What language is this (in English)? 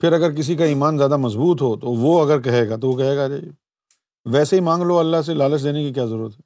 Urdu